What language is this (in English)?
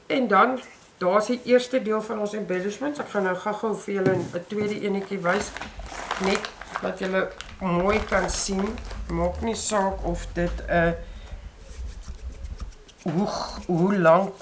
Dutch